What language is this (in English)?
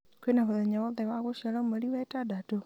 Kikuyu